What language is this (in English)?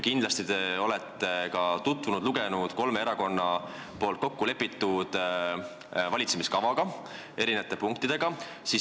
Estonian